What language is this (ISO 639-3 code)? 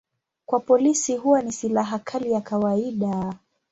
swa